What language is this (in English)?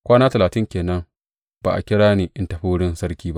Hausa